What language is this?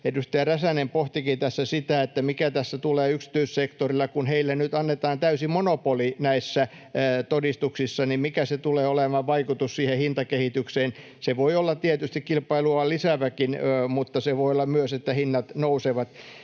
Finnish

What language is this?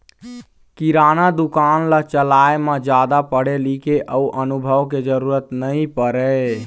Chhattisgarhi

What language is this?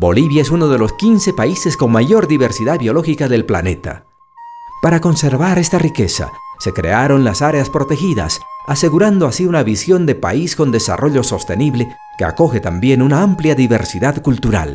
Spanish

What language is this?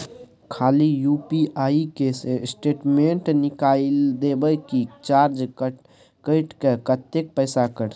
Maithili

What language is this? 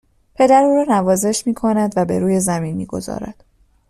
Persian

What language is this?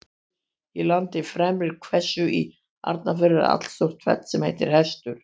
Icelandic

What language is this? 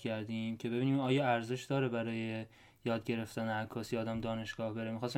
Persian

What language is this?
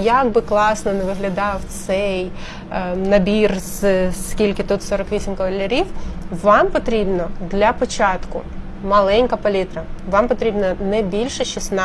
Ukrainian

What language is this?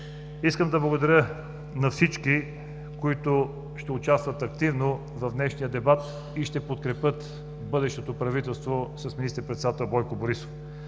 Bulgarian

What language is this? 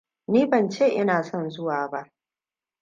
Hausa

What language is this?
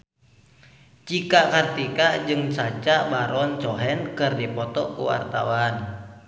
Sundanese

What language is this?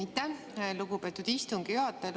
Estonian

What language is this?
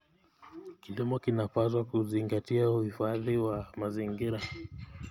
Kalenjin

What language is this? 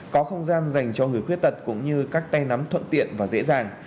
Vietnamese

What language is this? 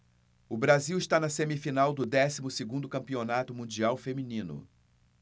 Portuguese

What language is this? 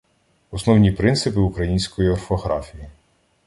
Ukrainian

